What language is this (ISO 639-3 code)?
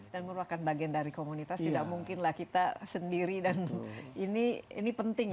ind